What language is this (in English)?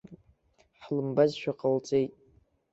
Abkhazian